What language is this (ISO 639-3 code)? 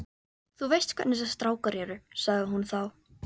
isl